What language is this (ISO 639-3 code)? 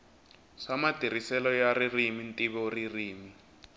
tso